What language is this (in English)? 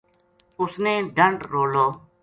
Gujari